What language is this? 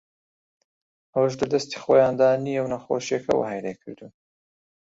Central Kurdish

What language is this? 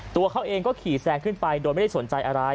Thai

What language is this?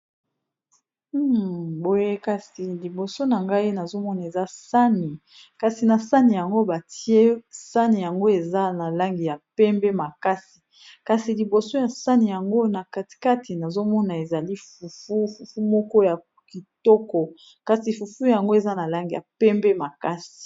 Lingala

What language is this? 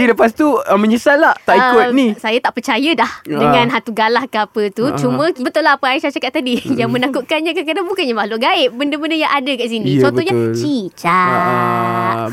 Malay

